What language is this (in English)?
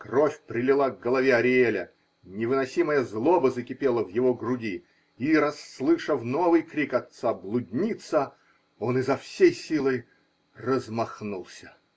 Russian